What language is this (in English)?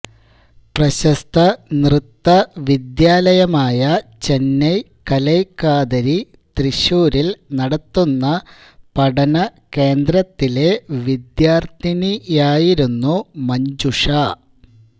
Malayalam